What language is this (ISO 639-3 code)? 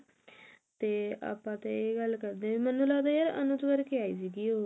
pan